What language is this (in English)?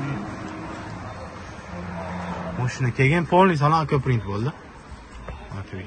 Turkish